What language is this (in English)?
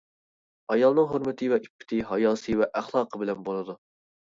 Uyghur